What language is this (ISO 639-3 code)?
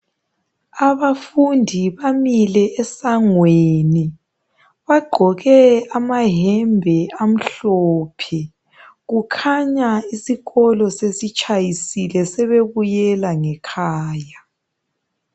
nde